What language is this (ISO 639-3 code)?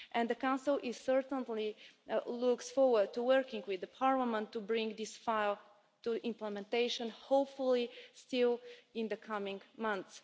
eng